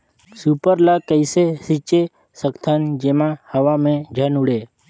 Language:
Chhattisgarhi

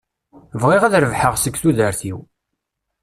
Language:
Kabyle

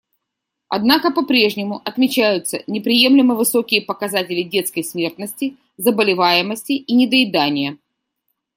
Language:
Russian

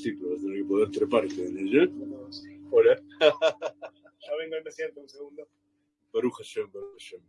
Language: Spanish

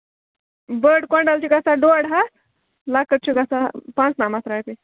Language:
Kashmiri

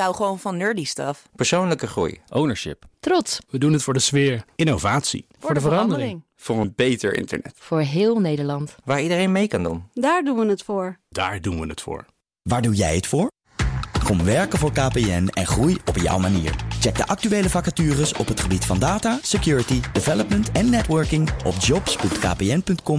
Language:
Dutch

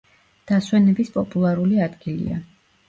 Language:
Georgian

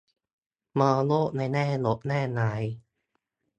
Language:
Thai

